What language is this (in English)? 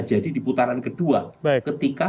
Indonesian